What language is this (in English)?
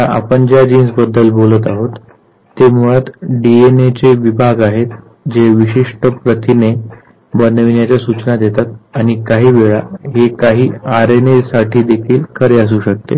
Marathi